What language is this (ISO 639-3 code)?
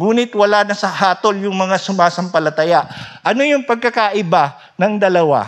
fil